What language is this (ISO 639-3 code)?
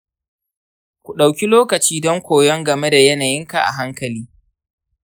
hau